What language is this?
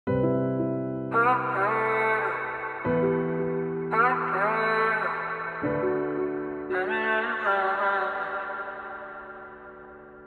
Turkish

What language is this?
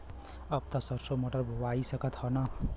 Bhojpuri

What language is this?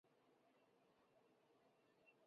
Chinese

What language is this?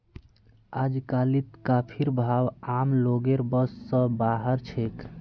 Magahi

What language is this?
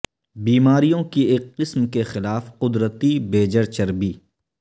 Urdu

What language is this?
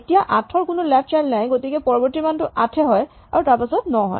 Assamese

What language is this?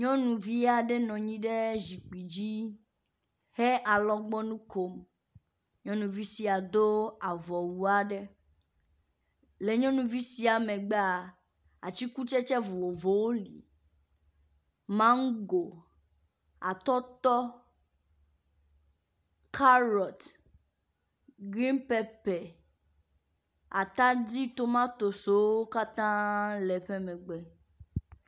Ewe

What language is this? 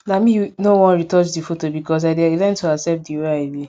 Nigerian Pidgin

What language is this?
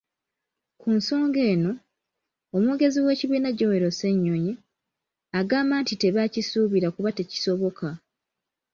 Ganda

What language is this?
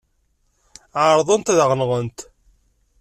Kabyle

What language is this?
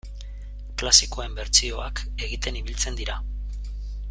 Basque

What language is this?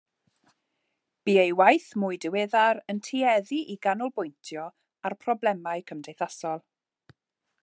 Welsh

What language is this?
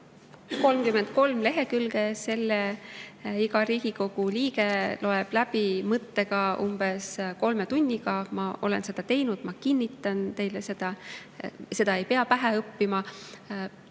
Estonian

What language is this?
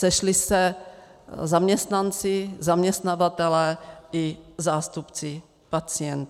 Czech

